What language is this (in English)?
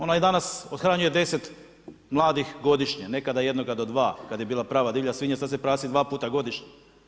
Croatian